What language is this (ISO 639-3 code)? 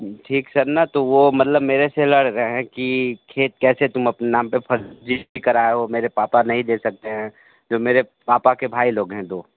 hin